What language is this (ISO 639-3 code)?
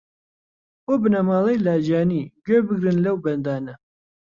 ckb